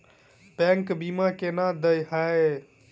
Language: Maithili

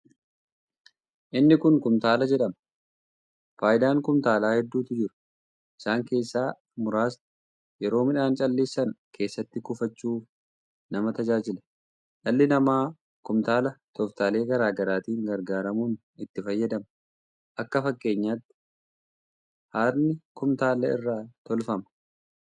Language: Oromo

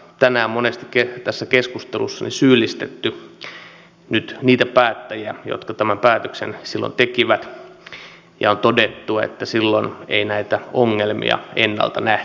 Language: Finnish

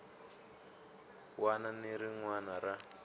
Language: Tsonga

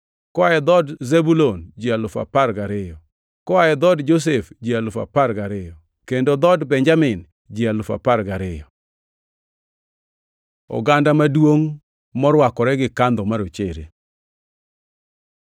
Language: Luo (Kenya and Tanzania)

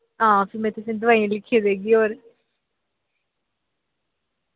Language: Dogri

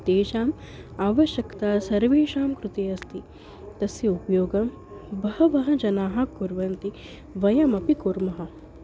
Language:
Sanskrit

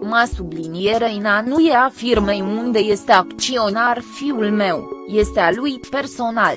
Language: Romanian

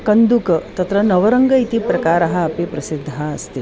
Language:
Sanskrit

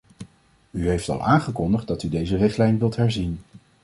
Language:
Dutch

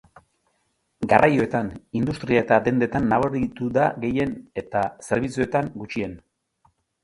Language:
Basque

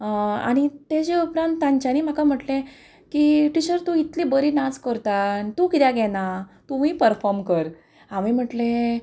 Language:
Konkani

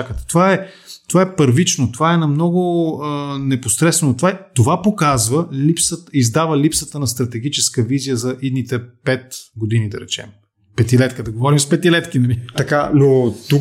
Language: Bulgarian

